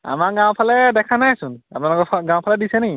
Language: Assamese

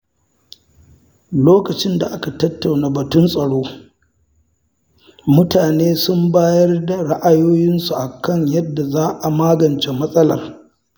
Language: Hausa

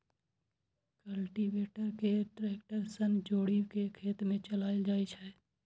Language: Maithili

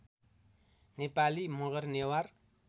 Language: Nepali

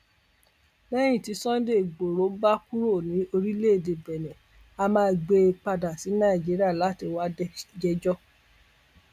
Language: Yoruba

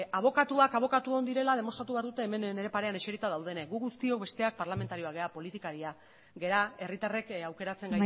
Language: Basque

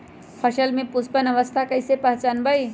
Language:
Magahi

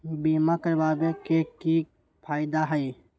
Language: Magahi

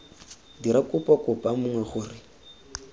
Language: Tswana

